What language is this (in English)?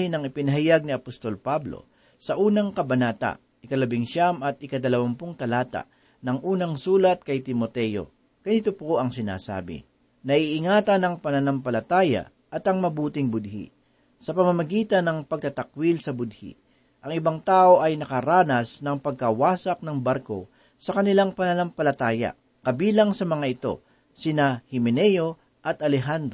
Filipino